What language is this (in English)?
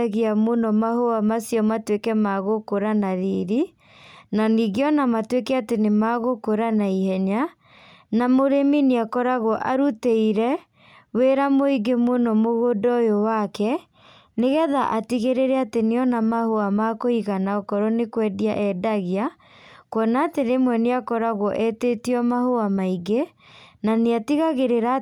Kikuyu